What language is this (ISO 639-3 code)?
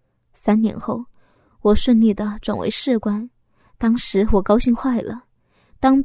zho